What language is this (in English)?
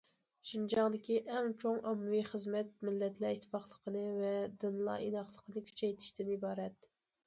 Uyghur